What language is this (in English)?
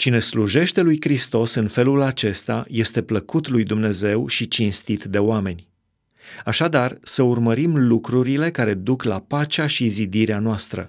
Romanian